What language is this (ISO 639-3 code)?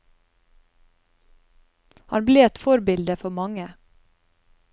nor